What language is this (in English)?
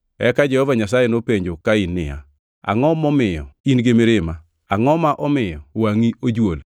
Luo (Kenya and Tanzania)